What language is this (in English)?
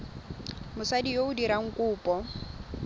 Tswana